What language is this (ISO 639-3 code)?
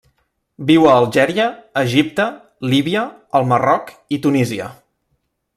cat